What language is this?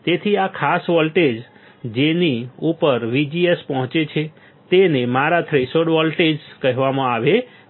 Gujarati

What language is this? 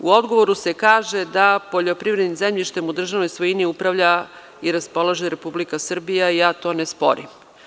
Serbian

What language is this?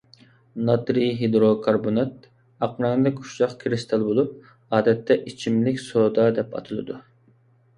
Uyghur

